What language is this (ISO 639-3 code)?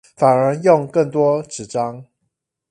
zho